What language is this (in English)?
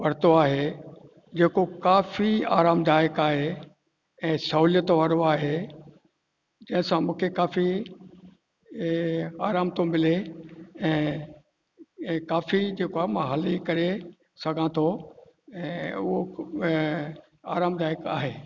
Sindhi